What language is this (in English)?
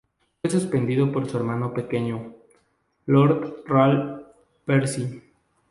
Spanish